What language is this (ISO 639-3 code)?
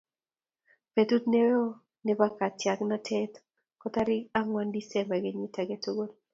kln